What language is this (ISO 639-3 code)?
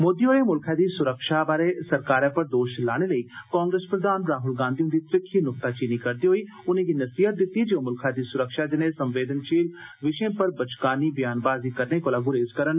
doi